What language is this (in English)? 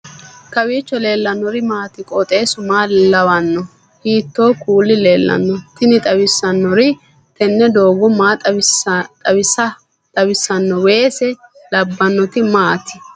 Sidamo